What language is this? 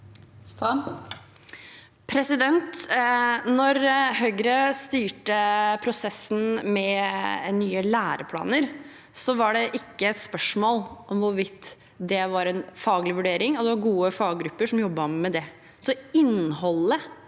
Norwegian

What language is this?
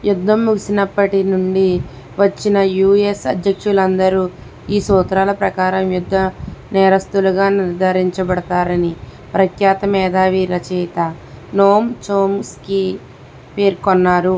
Telugu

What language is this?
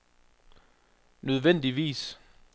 Danish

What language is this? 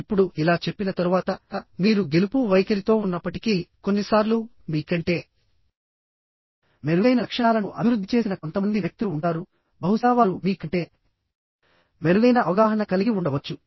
Telugu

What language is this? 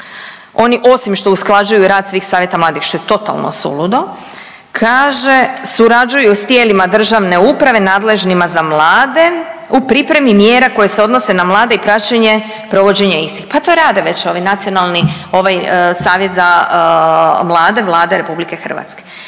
Croatian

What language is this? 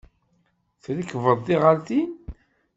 Kabyle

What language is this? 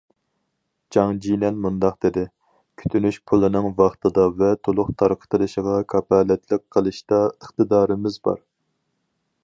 Uyghur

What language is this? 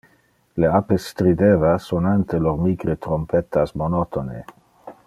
Interlingua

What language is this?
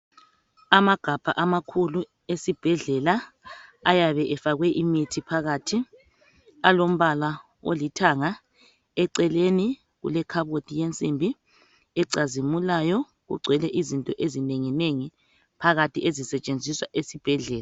North Ndebele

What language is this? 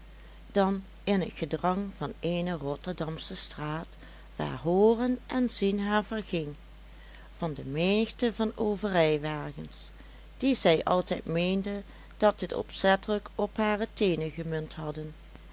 Dutch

